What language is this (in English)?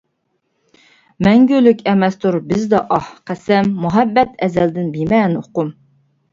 Uyghur